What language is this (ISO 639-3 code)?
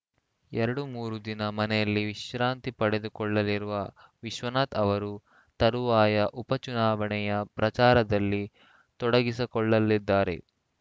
kan